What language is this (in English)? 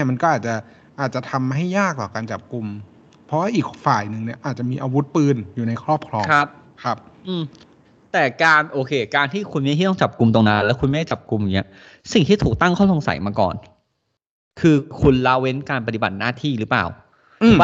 Thai